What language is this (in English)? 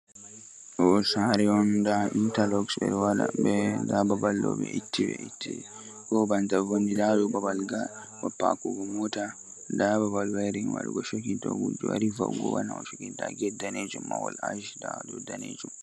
Fula